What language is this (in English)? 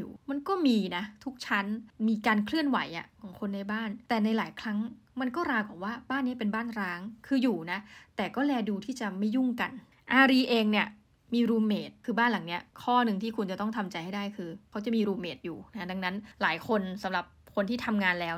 Thai